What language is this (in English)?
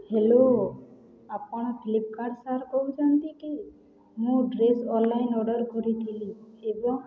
Odia